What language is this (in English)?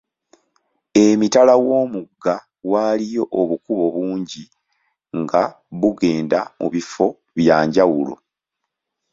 Ganda